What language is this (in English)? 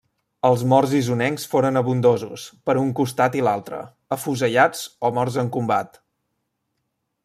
Catalan